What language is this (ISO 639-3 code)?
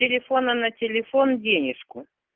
rus